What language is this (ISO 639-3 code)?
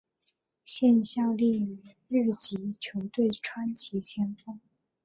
zho